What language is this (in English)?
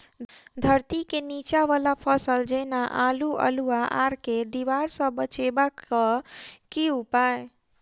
Maithili